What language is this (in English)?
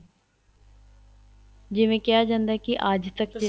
Punjabi